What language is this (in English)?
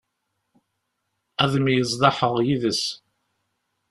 Kabyle